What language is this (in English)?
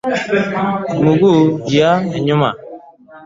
Swahili